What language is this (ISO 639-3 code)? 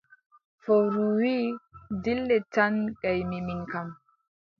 fub